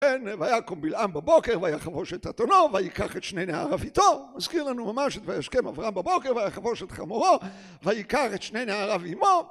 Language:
Hebrew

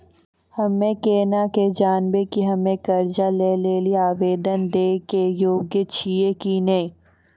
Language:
Maithili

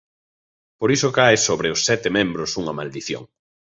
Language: Galician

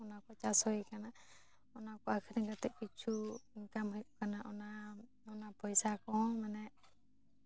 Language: Santali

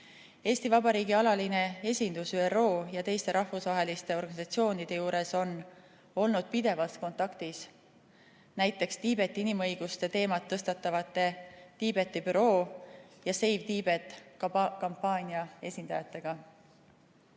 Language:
Estonian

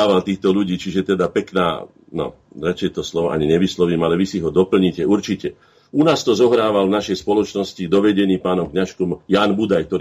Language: Slovak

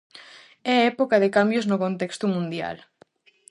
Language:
Galician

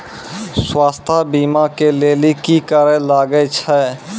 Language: Maithili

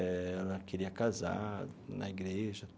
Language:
Portuguese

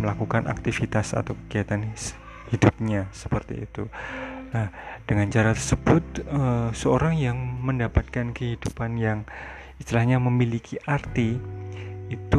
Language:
Indonesian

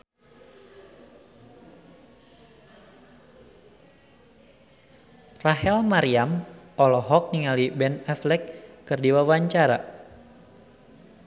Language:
Sundanese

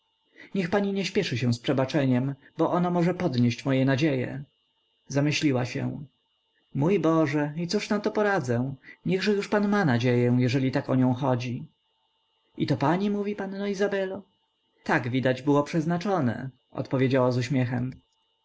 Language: Polish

